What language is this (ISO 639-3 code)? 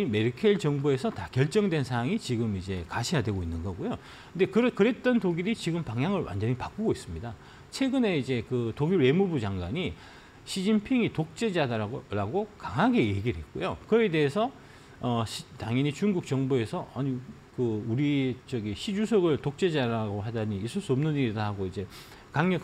kor